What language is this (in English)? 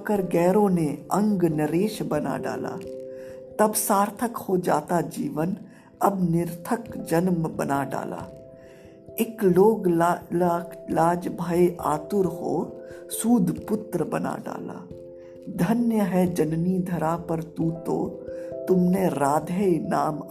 Hindi